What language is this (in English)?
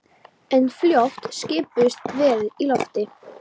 Icelandic